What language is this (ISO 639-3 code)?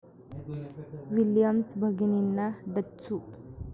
mar